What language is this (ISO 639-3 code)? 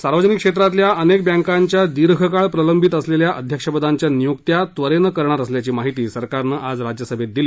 mar